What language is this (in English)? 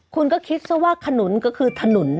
Thai